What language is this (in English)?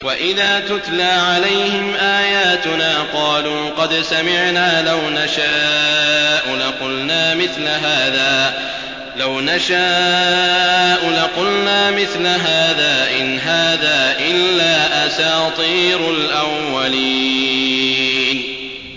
Arabic